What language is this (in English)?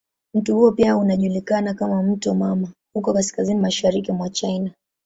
Swahili